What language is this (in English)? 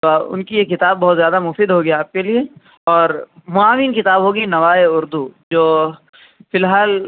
Urdu